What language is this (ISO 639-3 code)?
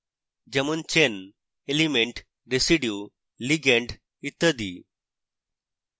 ben